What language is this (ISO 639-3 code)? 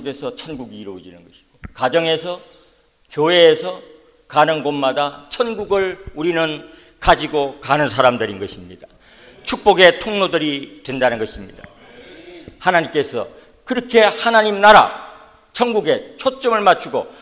kor